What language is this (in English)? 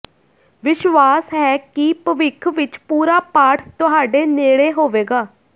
Punjabi